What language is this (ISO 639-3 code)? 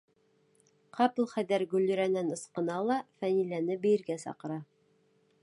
bak